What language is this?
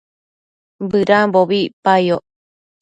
Matsés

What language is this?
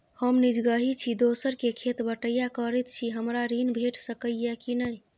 Maithili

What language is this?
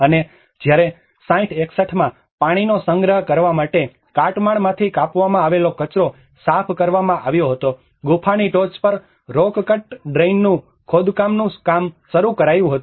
Gujarati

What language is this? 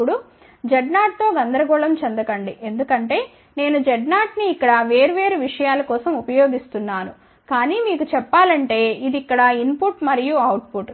Telugu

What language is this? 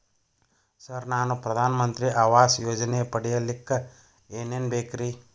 Kannada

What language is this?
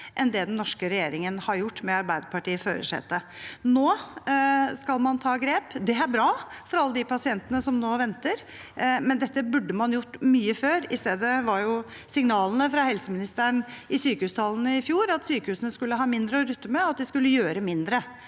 Norwegian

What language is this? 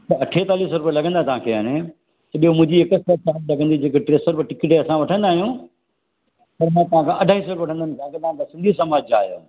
Sindhi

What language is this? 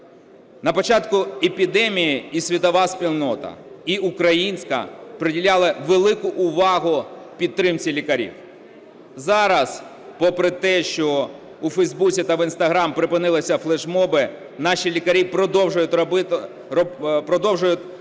Ukrainian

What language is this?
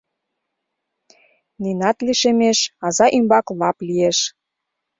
Mari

